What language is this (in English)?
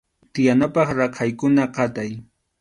Arequipa-La Unión Quechua